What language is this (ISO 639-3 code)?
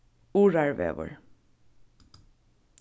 fao